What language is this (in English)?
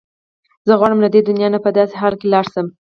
Pashto